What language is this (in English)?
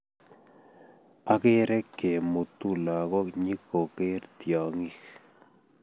Kalenjin